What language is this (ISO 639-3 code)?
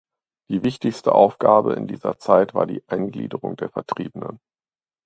deu